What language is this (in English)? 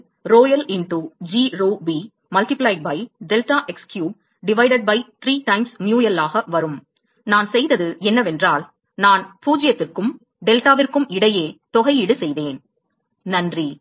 Tamil